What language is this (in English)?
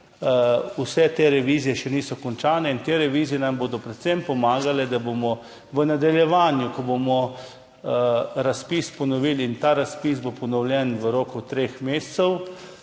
Slovenian